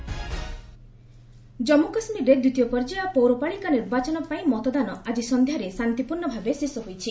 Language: Odia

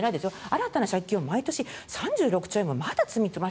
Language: Japanese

